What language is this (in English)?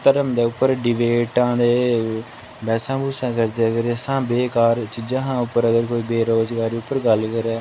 Dogri